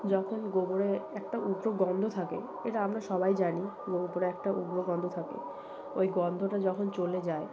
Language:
Bangla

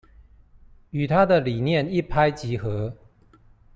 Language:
Chinese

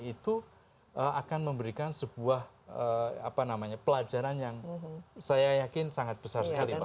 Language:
Indonesian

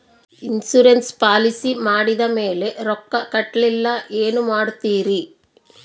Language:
Kannada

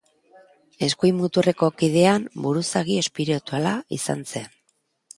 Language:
Basque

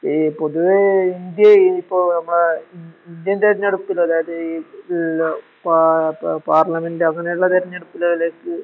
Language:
Malayalam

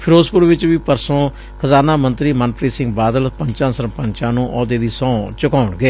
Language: Punjabi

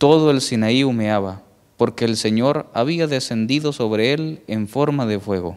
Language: Spanish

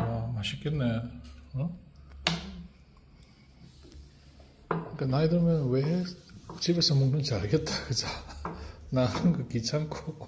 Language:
Korean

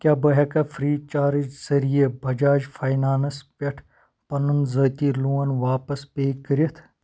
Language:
Kashmiri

